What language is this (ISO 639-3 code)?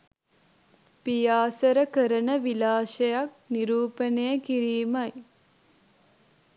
sin